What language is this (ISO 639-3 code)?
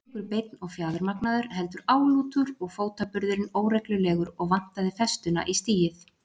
isl